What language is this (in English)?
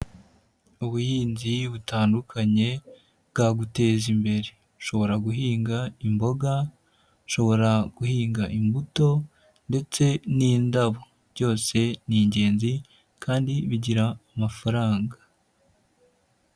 Kinyarwanda